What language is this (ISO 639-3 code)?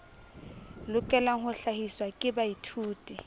sot